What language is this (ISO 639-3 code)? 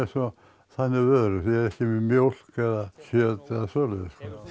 isl